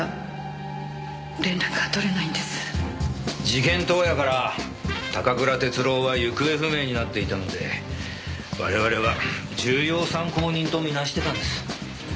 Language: Japanese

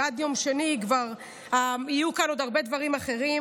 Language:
Hebrew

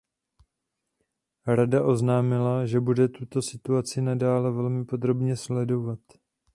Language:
Czech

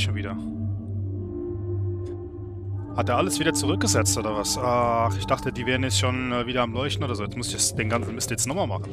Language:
German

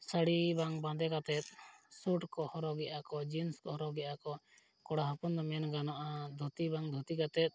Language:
Santali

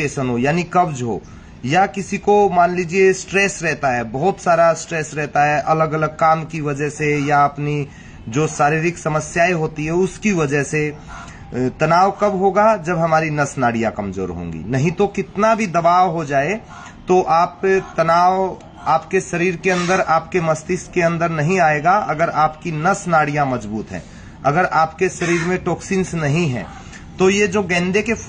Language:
Hindi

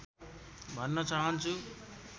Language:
Nepali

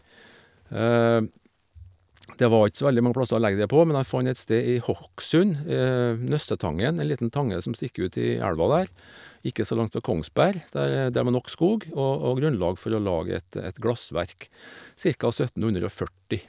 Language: Norwegian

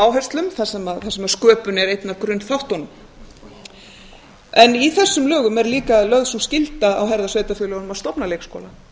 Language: Icelandic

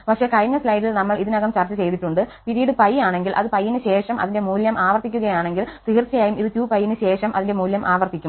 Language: Malayalam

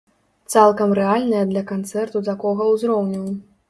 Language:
Belarusian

